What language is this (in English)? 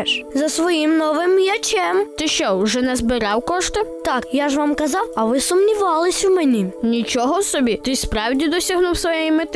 Ukrainian